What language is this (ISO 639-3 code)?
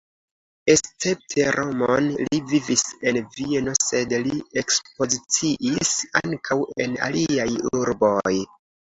epo